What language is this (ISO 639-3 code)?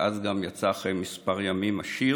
heb